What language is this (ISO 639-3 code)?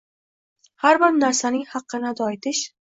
uzb